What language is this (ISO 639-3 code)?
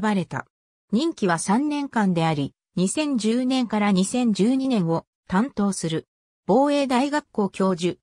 jpn